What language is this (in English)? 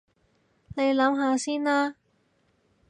Cantonese